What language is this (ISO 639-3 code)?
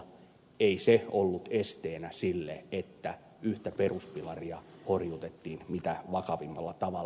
fin